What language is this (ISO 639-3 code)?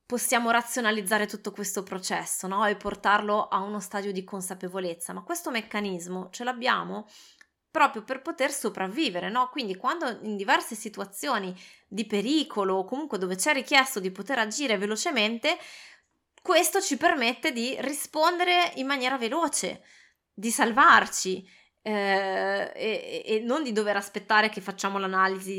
ita